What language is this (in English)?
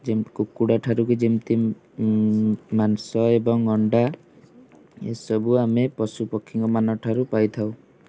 Odia